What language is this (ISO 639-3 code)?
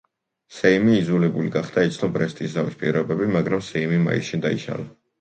kat